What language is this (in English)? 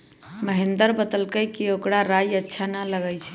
Magahi